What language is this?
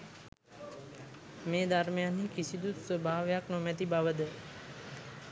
Sinhala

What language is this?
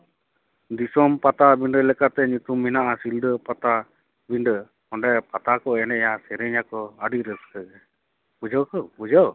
Santali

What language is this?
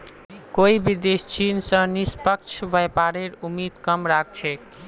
Magahi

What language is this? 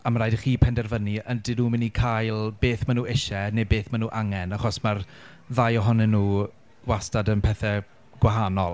Welsh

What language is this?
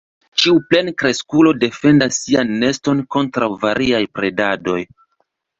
Esperanto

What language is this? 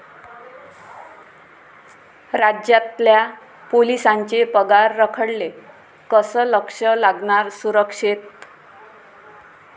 Marathi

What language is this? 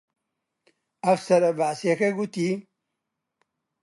Central Kurdish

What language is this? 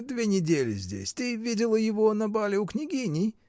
Russian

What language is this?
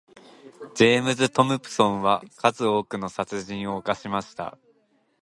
Japanese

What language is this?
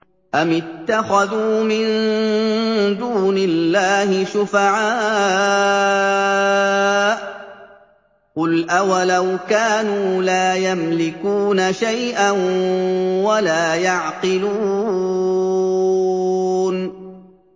Arabic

